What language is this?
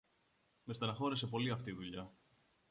Greek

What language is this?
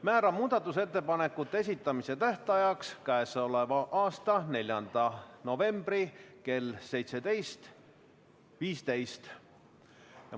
Estonian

